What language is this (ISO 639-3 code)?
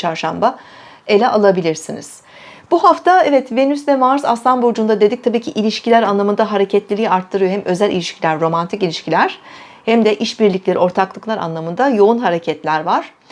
tur